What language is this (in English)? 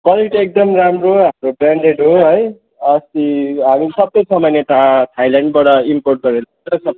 Nepali